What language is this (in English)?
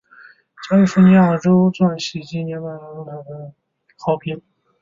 Chinese